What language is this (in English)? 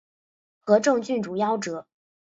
Chinese